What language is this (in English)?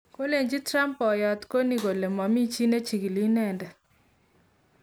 Kalenjin